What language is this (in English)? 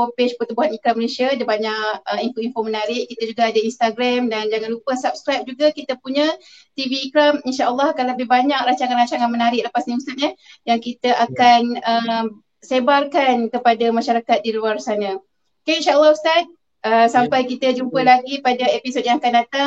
Malay